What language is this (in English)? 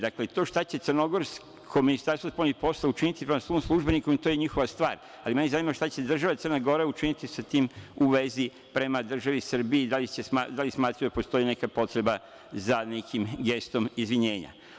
Serbian